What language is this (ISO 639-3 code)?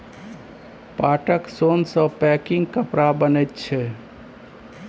mai